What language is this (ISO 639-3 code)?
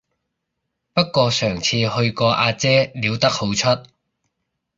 yue